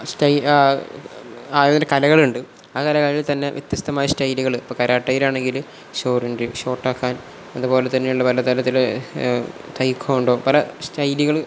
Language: Malayalam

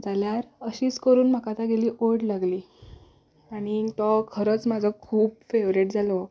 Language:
Konkani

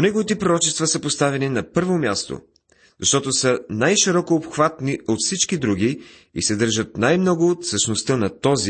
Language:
Bulgarian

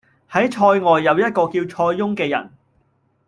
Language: Cantonese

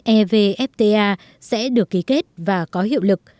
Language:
Vietnamese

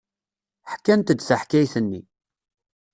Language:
Kabyle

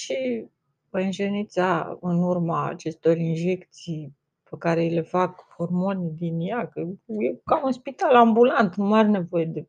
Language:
Romanian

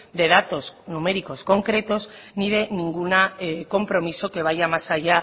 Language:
Spanish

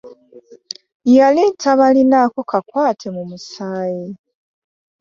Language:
Ganda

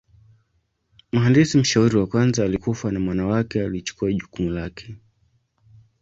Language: Swahili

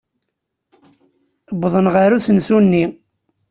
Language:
Kabyle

